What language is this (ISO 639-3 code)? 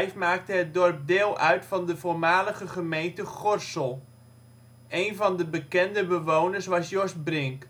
nld